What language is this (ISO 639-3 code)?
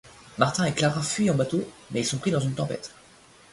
fra